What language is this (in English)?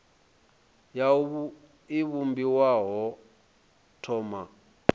Venda